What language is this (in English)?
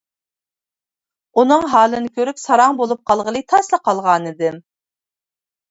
Uyghur